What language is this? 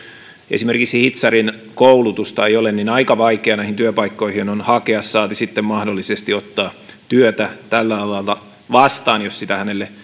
Finnish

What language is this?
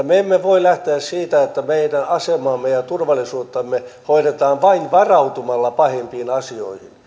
Finnish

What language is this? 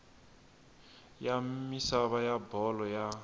Tsonga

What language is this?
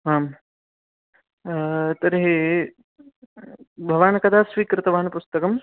Sanskrit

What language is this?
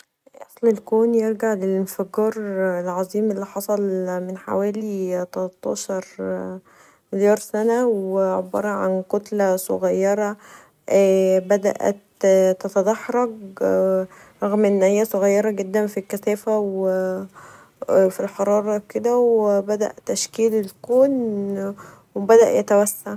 Egyptian Arabic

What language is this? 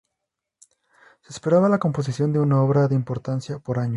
Spanish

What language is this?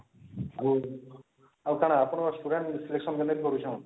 Odia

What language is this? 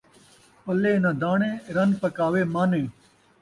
Saraiki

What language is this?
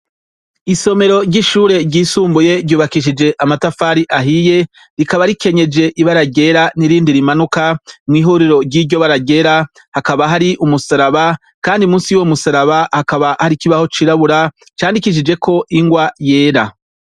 Rundi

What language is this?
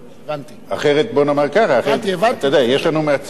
Hebrew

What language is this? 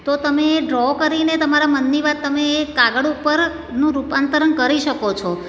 Gujarati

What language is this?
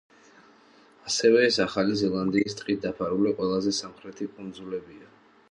Georgian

